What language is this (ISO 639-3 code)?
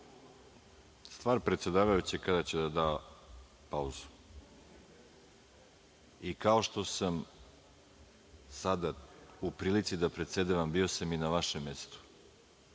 srp